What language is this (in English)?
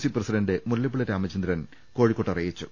Malayalam